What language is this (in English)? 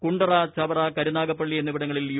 Malayalam